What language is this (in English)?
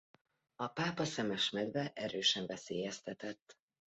Hungarian